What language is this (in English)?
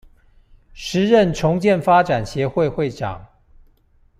Chinese